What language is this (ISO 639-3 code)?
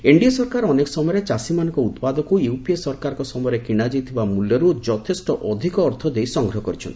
ori